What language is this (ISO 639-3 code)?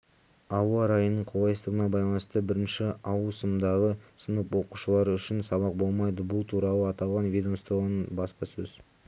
kaz